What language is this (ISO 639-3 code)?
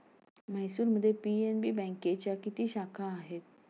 mar